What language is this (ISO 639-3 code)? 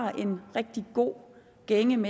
dan